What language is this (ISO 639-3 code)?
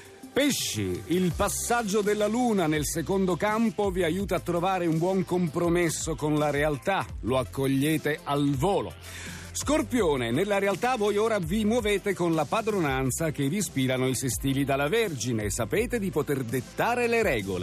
ita